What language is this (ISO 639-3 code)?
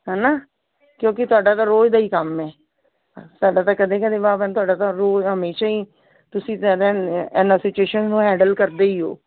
pan